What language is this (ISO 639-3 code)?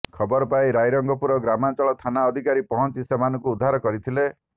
ori